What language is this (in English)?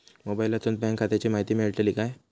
Marathi